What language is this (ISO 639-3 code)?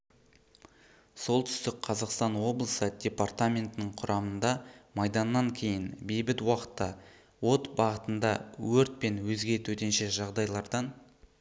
kaz